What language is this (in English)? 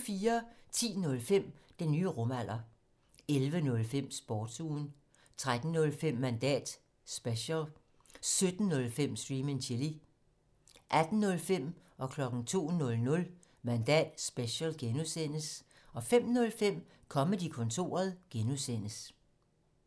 Danish